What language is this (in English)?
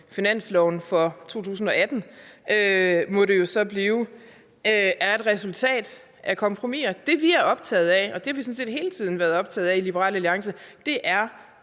Danish